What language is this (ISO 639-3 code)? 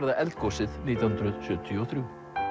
isl